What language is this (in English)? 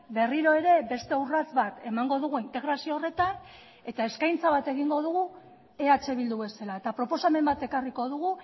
Basque